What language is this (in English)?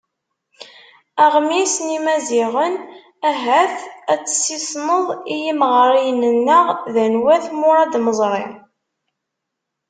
Kabyle